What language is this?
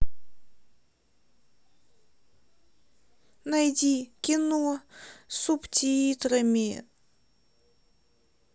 Russian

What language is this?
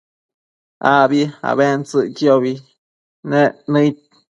Matsés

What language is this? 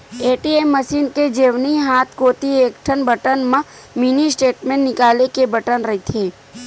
Chhattisgarhi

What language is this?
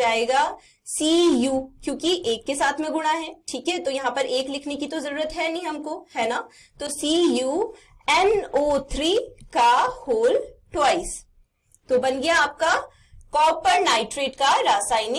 Hindi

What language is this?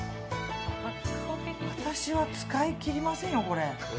Japanese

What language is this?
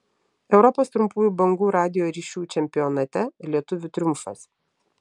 Lithuanian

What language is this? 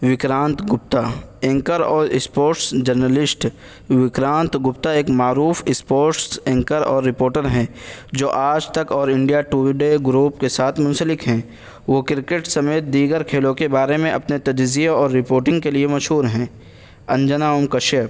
Urdu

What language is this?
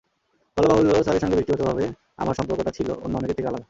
Bangla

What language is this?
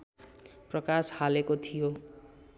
Nepali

